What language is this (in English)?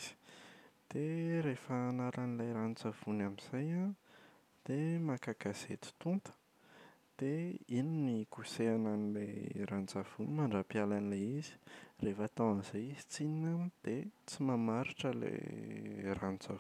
Malagasy